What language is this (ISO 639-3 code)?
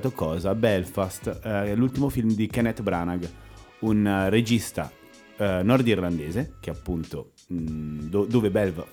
ita